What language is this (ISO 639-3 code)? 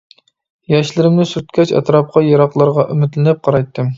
uig